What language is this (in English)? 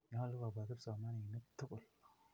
Kalenjin